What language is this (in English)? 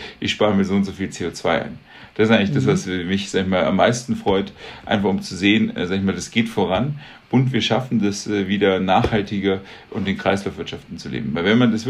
German